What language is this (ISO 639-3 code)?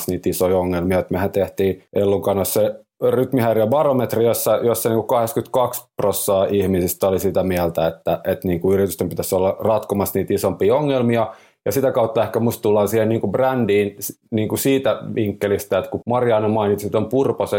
fin